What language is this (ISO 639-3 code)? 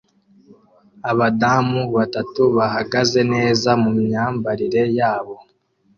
kin